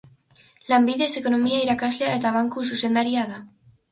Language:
Basque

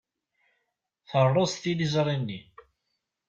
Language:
Kabyle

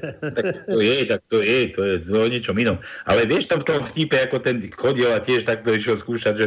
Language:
Slovak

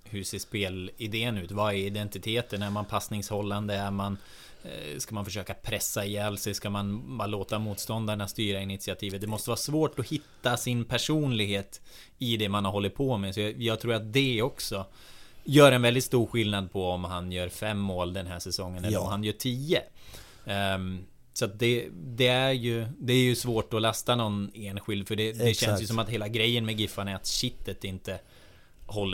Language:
Swedish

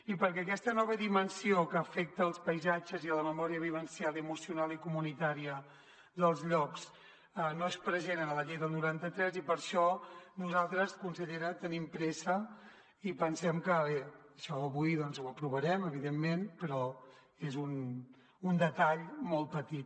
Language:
Catalan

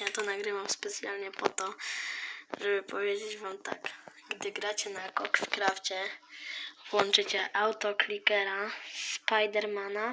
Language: Polish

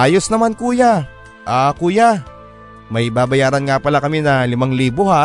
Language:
Filipino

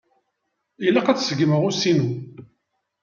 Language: Kabyle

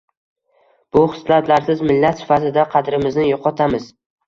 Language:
Uzbek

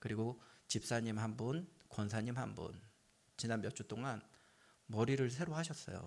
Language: Korean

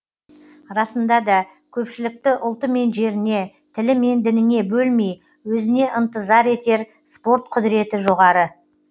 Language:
Kazakh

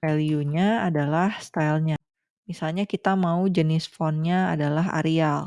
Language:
Indonesian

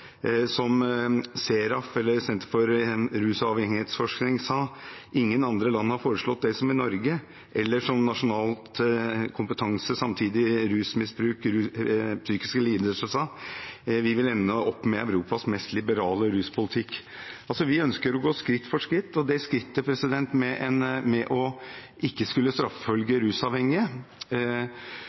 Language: Norwegian Bokmål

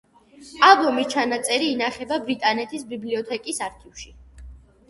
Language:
Georgian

